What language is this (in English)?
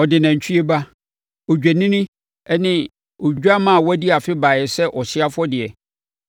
Akan